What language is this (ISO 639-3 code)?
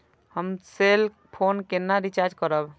mai